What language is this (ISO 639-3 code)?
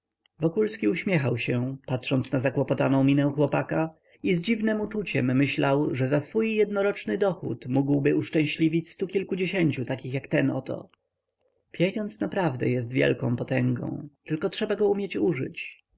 pol